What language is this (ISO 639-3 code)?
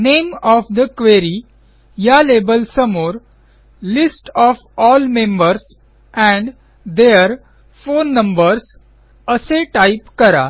mar